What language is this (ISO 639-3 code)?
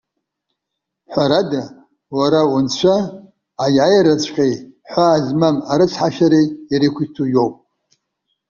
abk